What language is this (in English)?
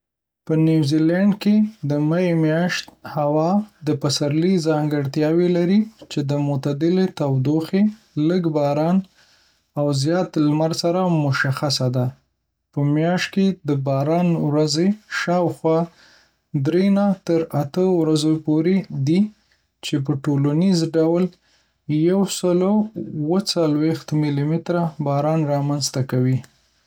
Pashto